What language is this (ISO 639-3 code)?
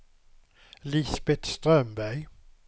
swe